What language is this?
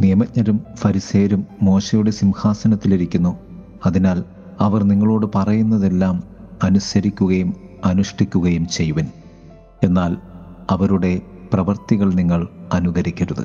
Malayalam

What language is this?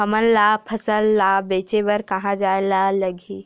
Chhattisgarhi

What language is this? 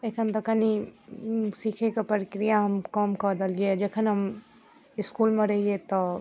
Maithili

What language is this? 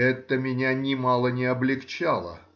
Russian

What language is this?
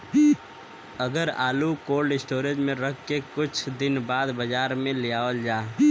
Bhojpuri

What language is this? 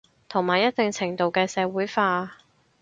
Cantonese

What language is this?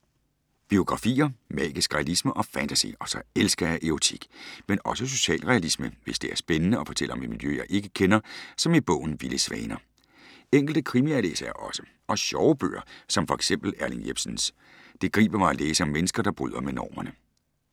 Danish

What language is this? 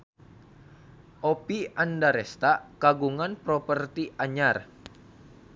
Sundanese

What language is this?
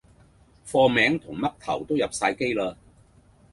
Cantonese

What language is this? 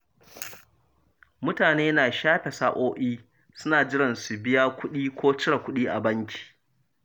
Hausa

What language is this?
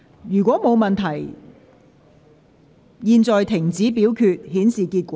Cantonese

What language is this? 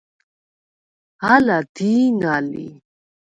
Svan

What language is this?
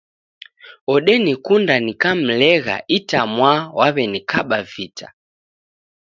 Taita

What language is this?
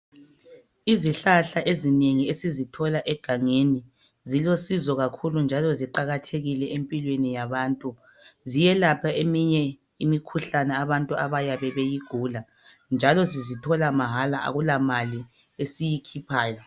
North Ndebele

